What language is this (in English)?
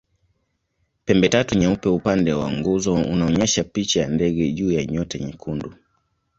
Swahili